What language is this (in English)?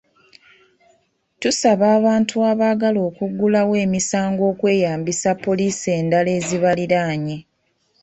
Ganda